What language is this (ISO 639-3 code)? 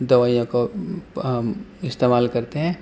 urd